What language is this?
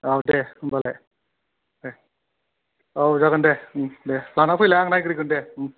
Bodo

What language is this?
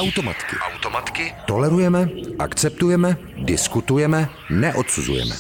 Czech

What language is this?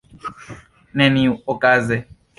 Esperanto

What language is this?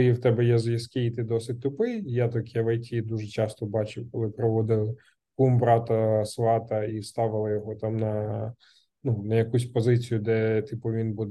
Ukrainian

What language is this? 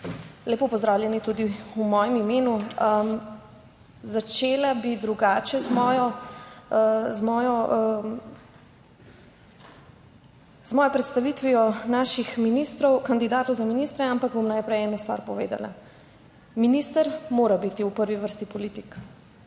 Slovenian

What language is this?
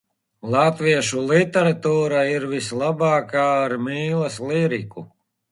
Latvian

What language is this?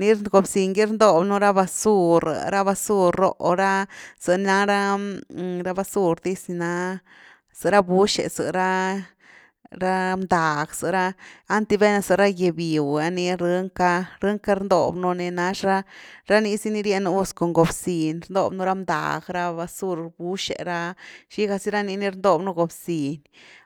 Güilá Zapotec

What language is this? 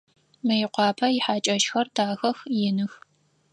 Adyghe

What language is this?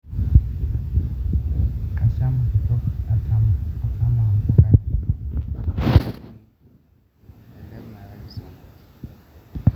Masai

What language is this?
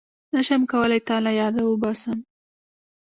Pashto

